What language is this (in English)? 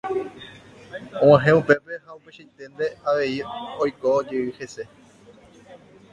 Guarani